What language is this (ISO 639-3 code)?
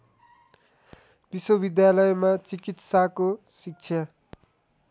nep